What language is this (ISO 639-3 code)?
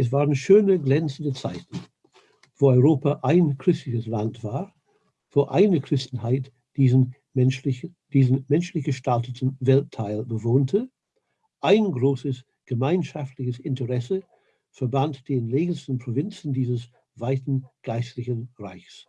deu